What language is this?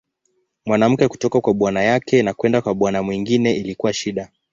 Swahili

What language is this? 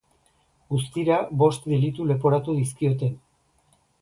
Basque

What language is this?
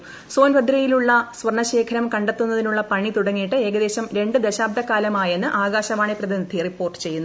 Malayalam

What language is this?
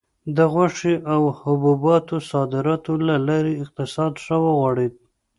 Pashto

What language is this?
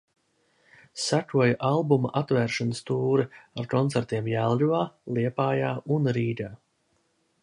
Latvian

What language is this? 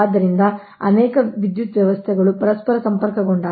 Kannada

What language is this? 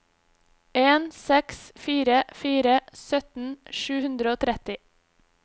Norwegian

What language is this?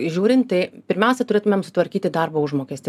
Lithuanian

